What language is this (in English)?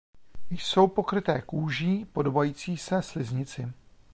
Czech